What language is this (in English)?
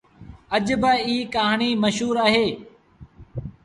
Sindhi Bhil